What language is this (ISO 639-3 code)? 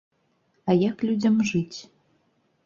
bel